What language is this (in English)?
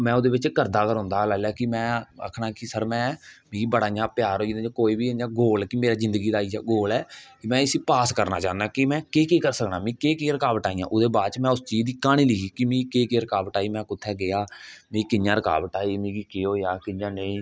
Dogri